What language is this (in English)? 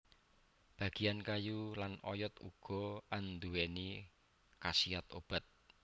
Javanese